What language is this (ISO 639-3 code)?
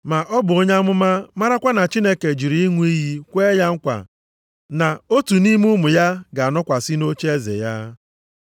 ibo